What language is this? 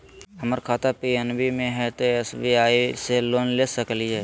Magahi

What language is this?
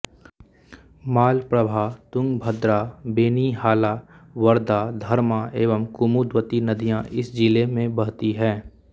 Hindi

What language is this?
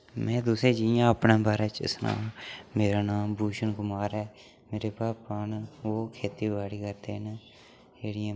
Dogri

